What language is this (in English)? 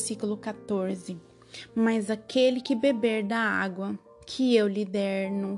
Portuguese